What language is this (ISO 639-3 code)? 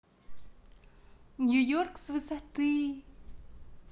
rus